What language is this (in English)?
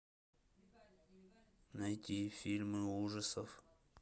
Russian